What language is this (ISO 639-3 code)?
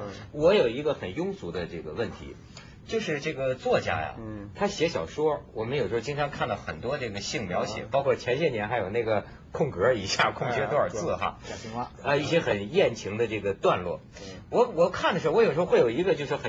zho